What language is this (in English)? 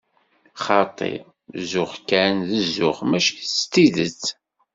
Kabyle